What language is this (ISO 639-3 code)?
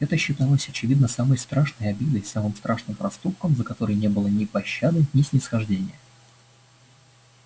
rus